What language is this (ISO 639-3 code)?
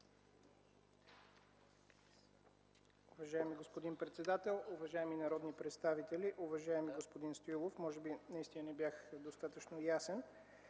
bul